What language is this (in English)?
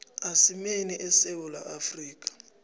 South Ndebele